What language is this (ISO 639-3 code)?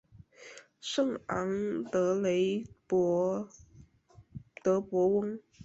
zho